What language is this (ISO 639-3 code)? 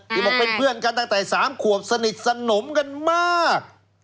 tha